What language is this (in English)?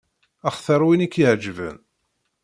Kabyle